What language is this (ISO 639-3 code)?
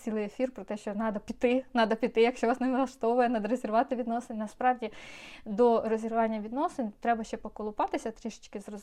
ukr